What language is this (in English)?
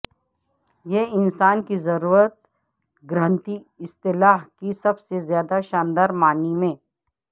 Urdu